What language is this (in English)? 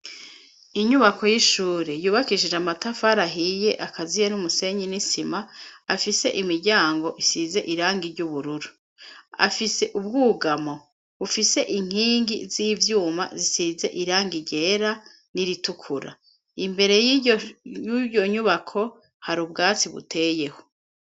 Rundi